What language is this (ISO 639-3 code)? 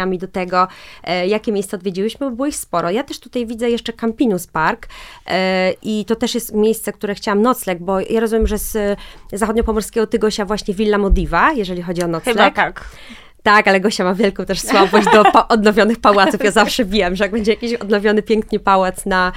pol